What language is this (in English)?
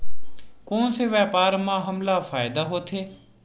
Chhattisgarhi